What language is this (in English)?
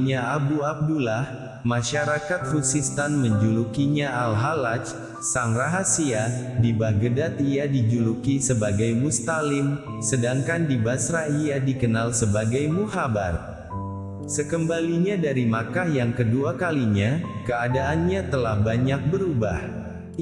Indonesian